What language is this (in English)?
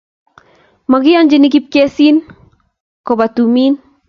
Kalenjin